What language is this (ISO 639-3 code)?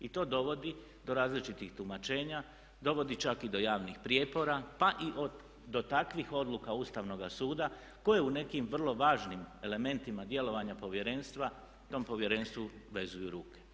hrv